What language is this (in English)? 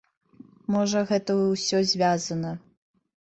Belarusian